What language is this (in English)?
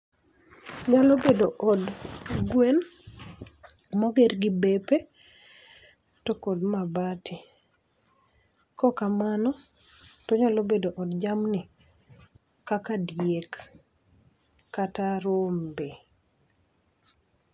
Luo (Kenya and Tanzania)